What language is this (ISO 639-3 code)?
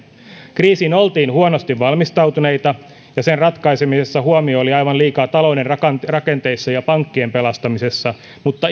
fin